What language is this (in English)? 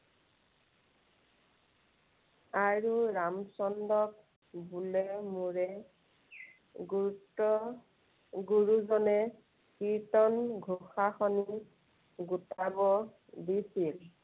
Assamese